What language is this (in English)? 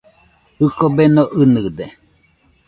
Nüpode Huitoto